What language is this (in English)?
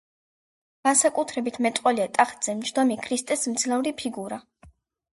Georgian